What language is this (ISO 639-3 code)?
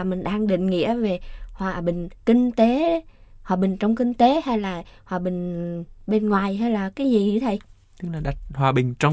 vie